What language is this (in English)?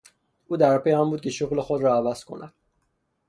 Persian